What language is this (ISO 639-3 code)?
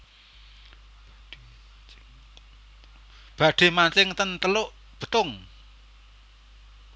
jav